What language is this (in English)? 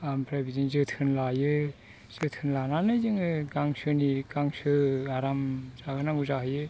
Bodo